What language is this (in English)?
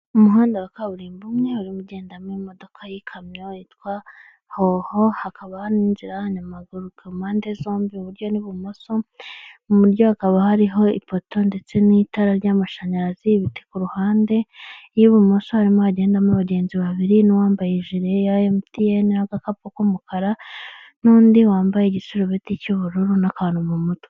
Kinyarwanda